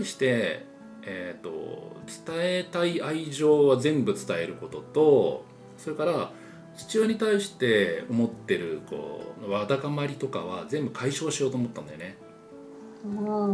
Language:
Japanese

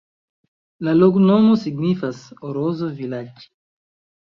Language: Esperanto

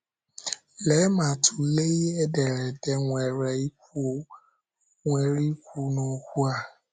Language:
Igbo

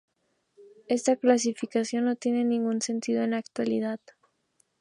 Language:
Spanish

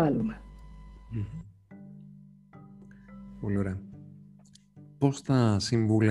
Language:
Greek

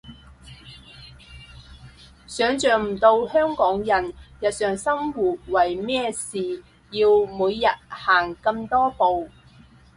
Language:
Cantonese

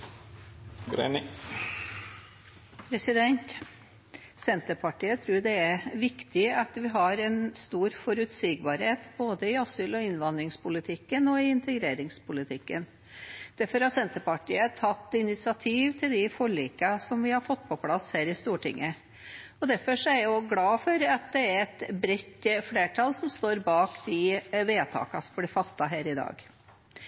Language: Norwegian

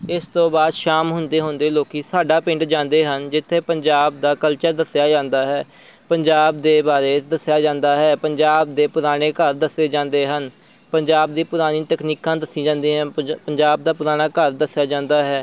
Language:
Punjabi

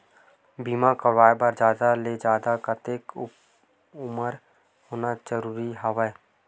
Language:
Chhattisgarhi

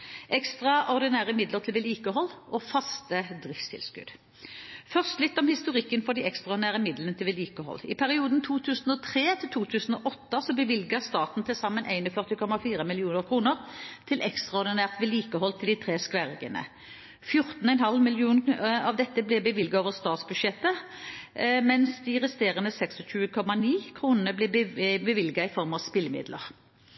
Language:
Norwegian Bokmål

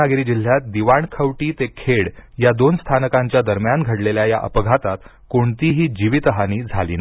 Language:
Marathi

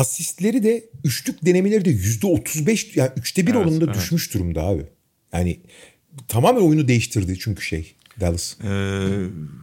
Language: Turkish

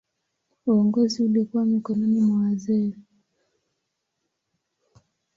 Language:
Swahili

